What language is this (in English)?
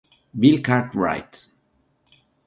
Italian